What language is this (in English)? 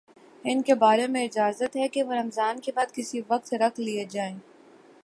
Urdu